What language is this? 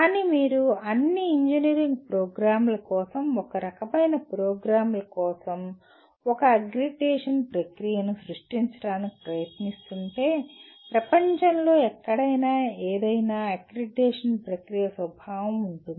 Telugu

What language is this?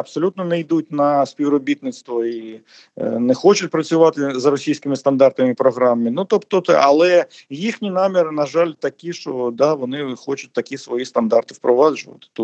Ukrainian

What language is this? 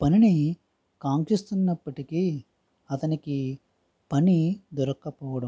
Telugu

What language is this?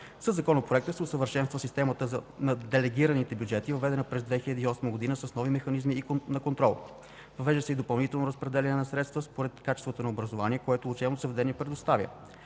Bulgarian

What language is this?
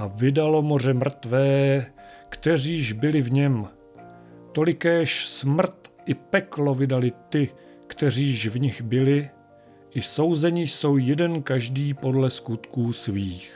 Czech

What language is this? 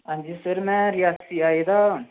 Dogri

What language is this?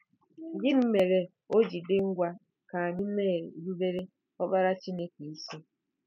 Igbo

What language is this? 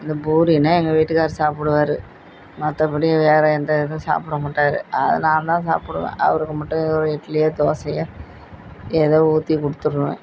Tamil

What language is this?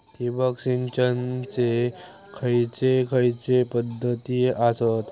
Marathi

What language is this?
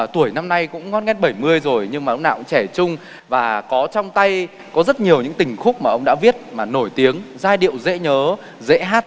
Vietnamese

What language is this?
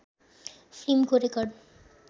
Nepali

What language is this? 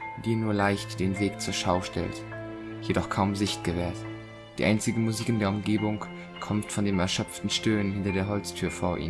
German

